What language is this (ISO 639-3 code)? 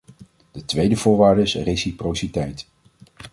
nld